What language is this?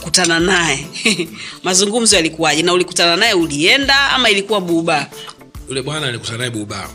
Swahili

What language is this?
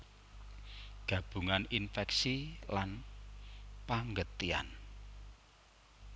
Javanese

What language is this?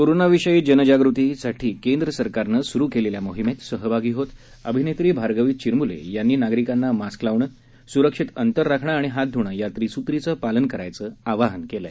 Marathi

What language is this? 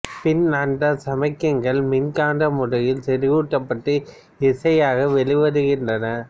Tamil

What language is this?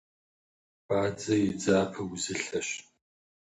Kabardian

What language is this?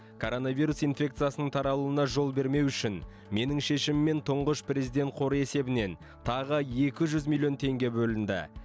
Kazakh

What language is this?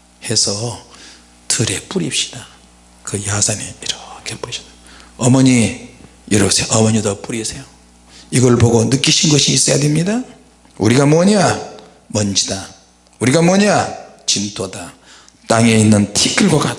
Korean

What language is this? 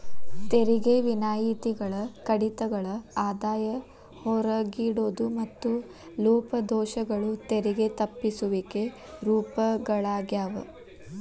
Kannada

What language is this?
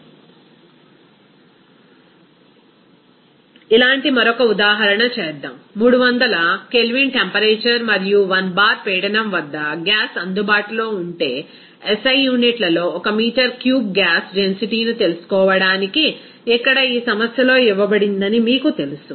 Telugu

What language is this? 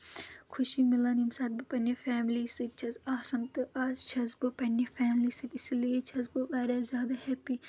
Kashmiri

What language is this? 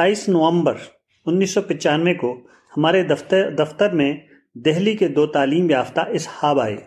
Urdu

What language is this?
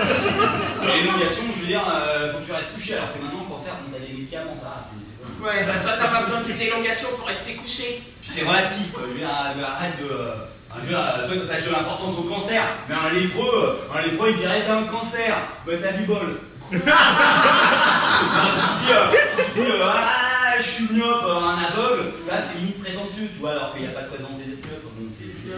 French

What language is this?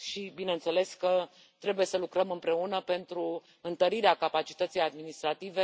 Romanian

